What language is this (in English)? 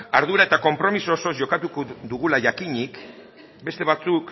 Basque